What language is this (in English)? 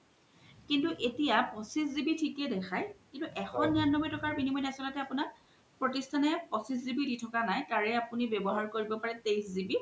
Assamese